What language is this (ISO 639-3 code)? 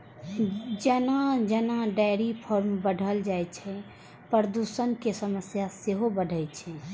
mai